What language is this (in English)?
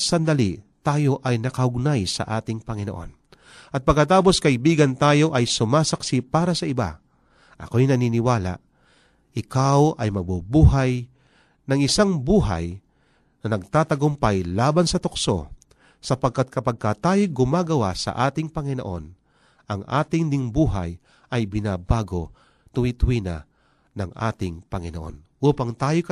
Filipino